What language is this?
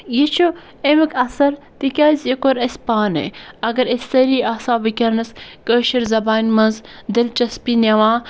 Kashmiri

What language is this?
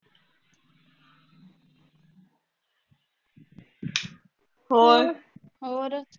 Punjabi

